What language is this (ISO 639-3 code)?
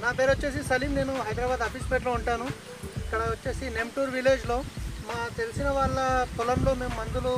tel